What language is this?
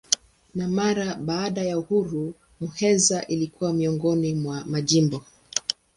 Swahili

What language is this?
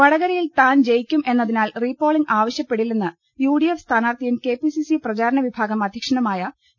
Malayalam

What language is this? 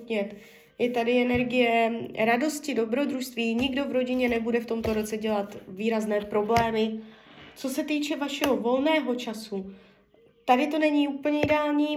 Czech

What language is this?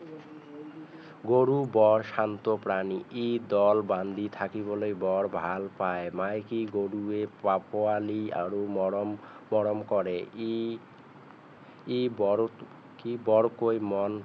Assamese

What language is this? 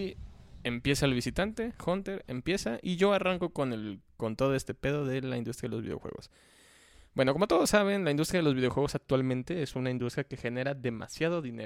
Spanish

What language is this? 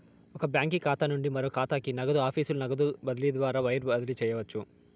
Telugu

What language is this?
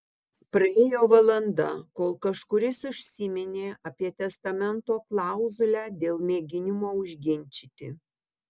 Lithuanian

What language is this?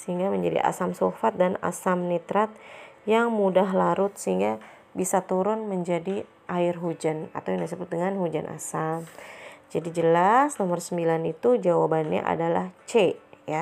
Indonesian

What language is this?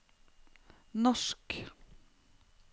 Norwegian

